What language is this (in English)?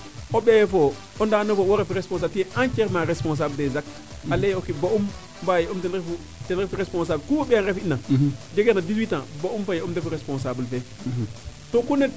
Serer